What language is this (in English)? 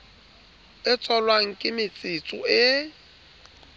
Southern Sotho